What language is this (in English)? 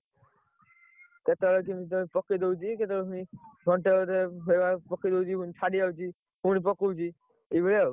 Odia